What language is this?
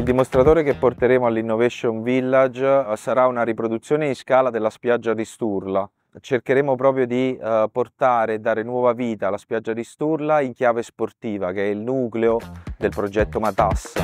Italian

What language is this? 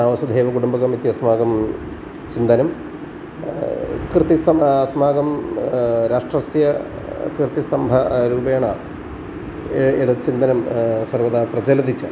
Sanskrit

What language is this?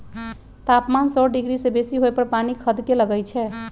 Magahi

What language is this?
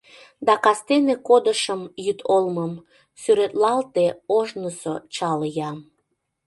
Mari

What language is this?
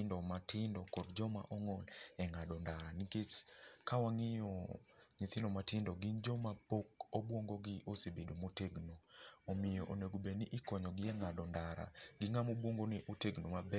Luo (Kenya and Tanzania)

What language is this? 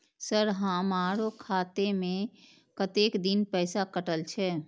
Maithili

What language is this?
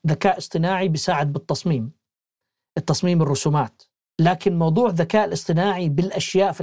Arabic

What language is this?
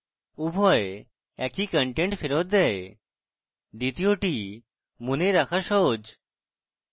Bangla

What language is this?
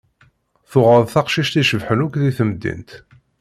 Kabyle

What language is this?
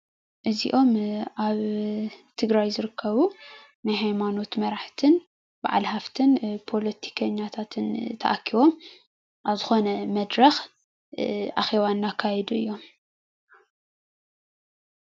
Tigrinya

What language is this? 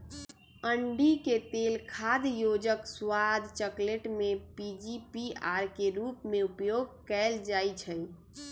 Magahi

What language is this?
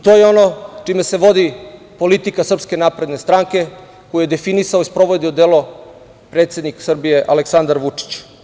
Serbian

